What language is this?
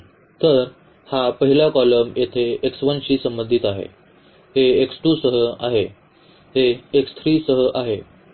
Marathi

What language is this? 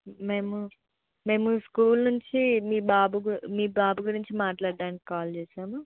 Telugu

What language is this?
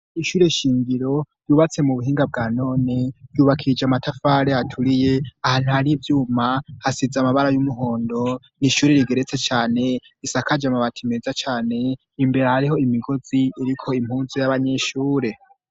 Rundi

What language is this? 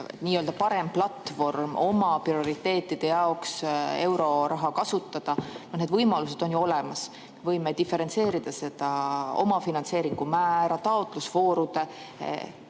Estonian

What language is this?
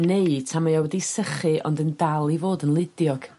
Welsh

